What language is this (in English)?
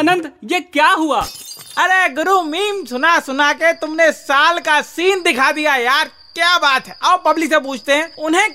Hindi